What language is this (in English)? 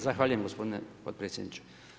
Croatian